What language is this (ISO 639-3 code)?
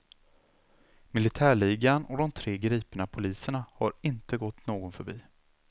swe